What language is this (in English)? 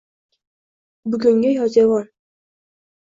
Uzbek